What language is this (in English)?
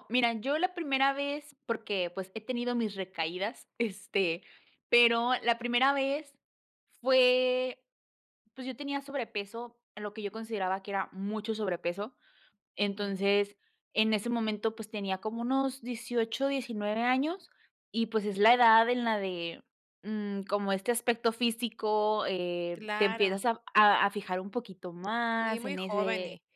Spanish